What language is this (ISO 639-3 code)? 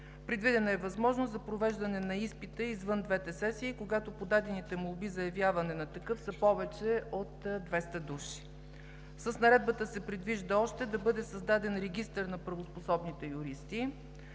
bul